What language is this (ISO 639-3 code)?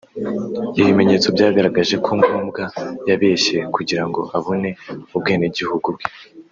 kin